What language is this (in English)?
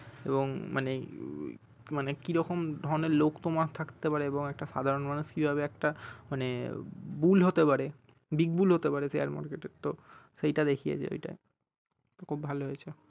Bangla